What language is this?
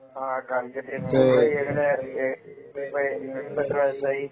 Malayalam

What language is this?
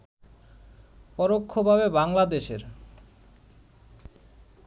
Bangla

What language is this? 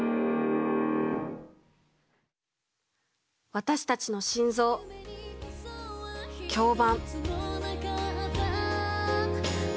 Japanese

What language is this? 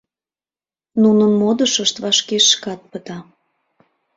Mari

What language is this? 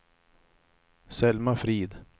Swedish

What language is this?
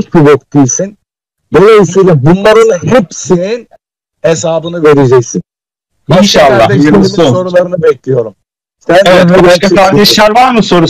Turkish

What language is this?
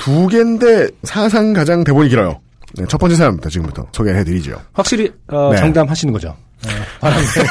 Korean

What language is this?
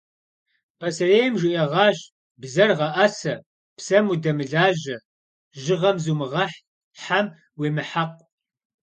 Kabardian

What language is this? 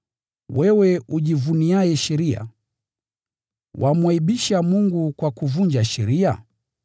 Swahili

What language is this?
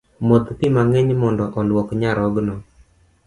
Luo (Kenya and Tanzania)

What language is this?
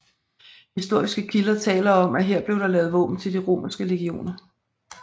Danish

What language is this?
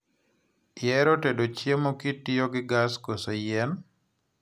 Luo (Kenya and Tanzania)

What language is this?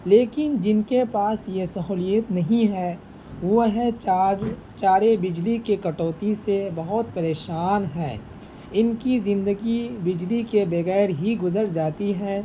Urdu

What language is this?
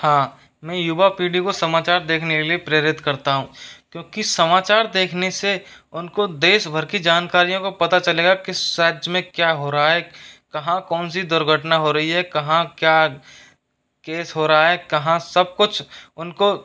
Hindi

